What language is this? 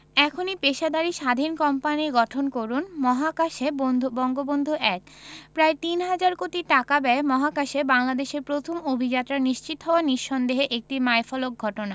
Bangla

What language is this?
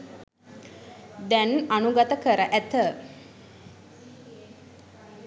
Sinhala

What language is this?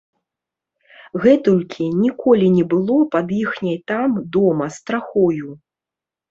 Belarusian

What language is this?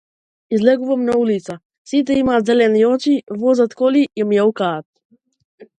Macedonian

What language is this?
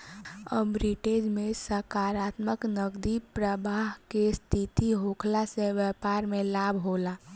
Bhojpuri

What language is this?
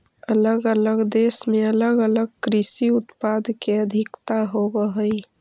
Magahi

